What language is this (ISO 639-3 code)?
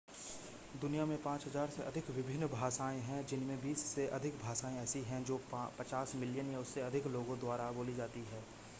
hin